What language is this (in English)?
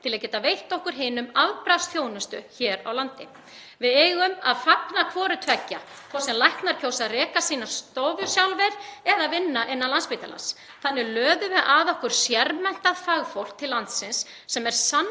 Icelandic